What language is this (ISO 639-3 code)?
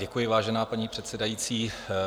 ces